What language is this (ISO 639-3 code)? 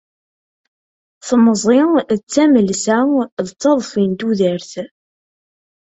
kab